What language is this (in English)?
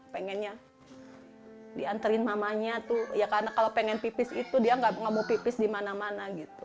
Indonesian